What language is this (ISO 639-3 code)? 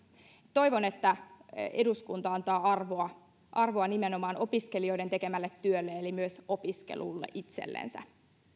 fin